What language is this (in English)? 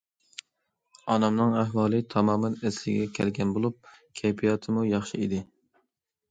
Uyghur